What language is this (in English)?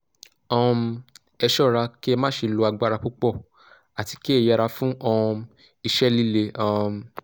Yoruba